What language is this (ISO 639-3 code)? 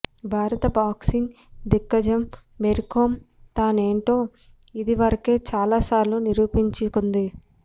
tel